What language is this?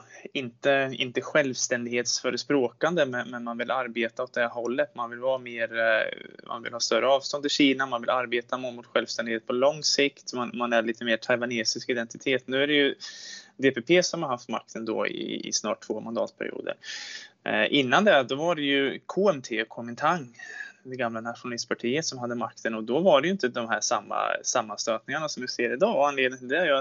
Swedish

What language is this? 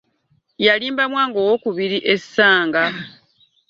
Ganda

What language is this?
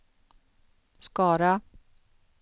Swedish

